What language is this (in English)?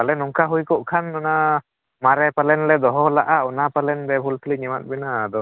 Santali